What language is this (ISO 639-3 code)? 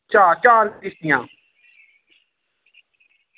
doi